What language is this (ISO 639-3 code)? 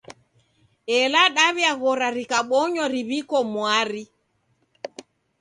dav